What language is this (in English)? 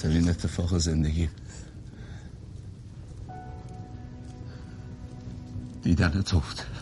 Persian